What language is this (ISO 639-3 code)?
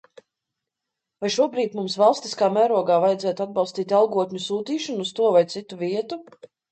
lav